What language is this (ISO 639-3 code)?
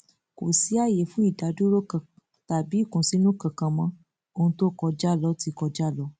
yor